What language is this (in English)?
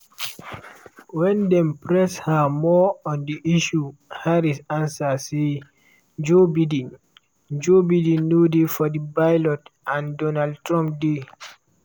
Nigerian Pidgin